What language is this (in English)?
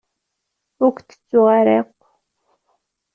Kabyle